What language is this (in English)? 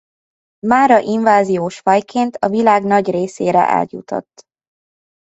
Hungarian